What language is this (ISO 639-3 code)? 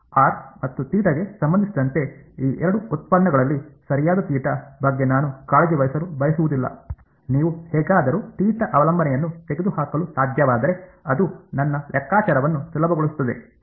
kan